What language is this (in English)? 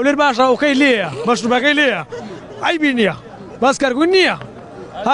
Arabic